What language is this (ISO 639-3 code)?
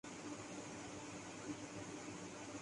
urd